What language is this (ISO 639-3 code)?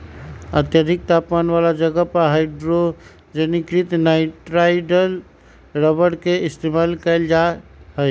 mag